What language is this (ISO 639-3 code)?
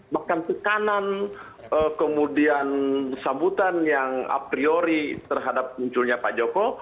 ind